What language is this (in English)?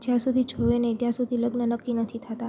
Gujarati